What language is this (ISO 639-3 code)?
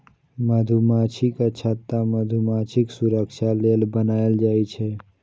mai